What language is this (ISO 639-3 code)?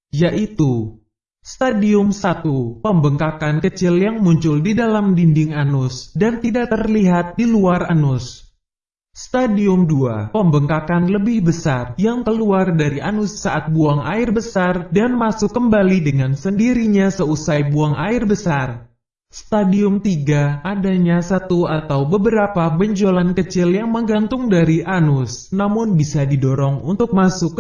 ind